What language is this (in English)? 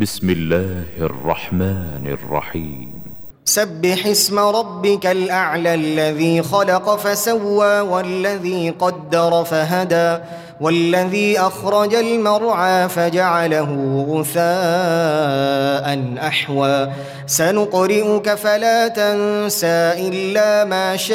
Arabic